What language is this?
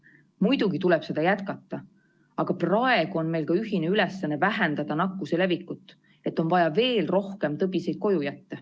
Estonian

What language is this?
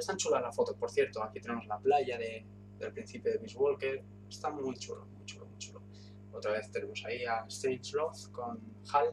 Spanish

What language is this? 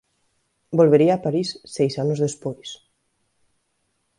Galician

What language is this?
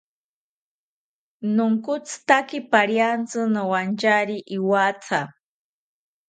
South Ucayali Ashéninka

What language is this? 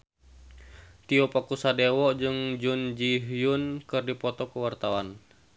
Sundanese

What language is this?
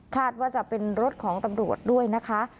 Thai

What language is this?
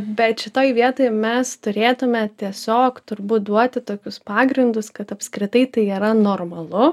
Lithuanian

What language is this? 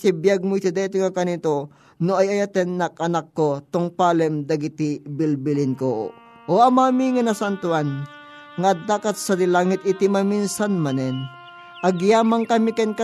Filipino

